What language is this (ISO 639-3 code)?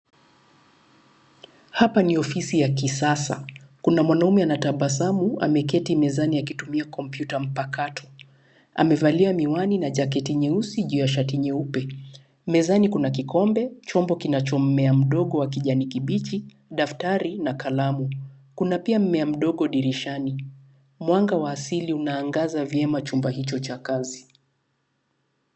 swa